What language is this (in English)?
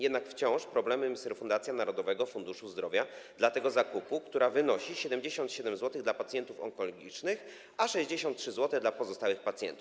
Polish